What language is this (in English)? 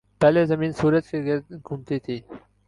Urdu